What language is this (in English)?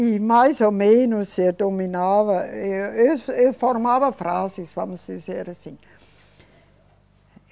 Portuguese